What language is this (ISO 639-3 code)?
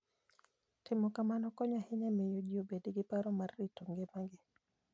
luo